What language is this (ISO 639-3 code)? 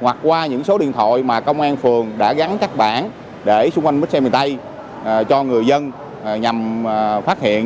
vie